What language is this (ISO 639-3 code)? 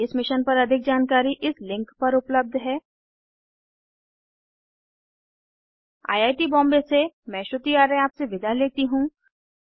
hin